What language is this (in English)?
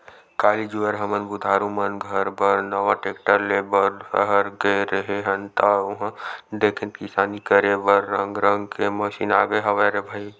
Chhattisgarhi